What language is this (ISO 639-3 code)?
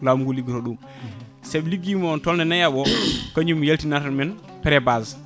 ful